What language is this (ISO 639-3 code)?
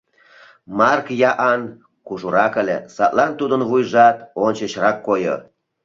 chm